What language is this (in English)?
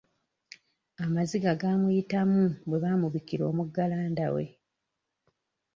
Ganda